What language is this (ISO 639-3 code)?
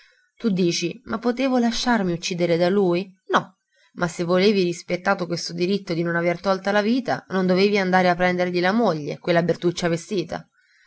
ita